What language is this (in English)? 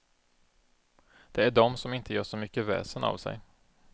Swedish